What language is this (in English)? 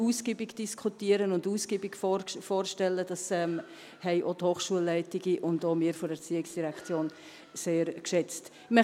Swiss German